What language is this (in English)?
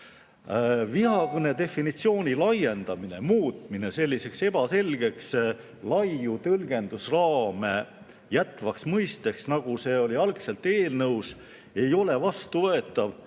Estonian